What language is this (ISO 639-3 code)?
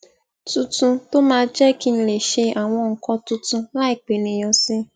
yor